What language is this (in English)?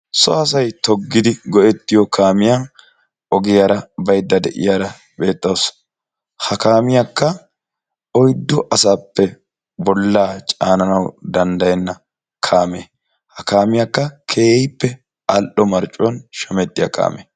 Wolaytta